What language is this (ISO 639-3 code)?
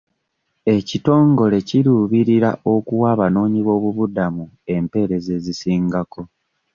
lug